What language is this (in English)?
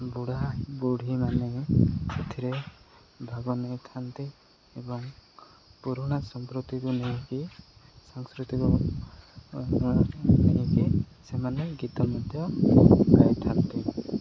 Odia